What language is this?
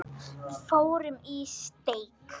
Icelandic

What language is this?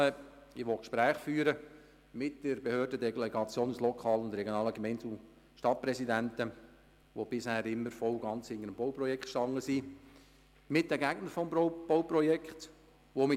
Swiss German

